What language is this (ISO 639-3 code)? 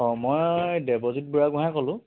asm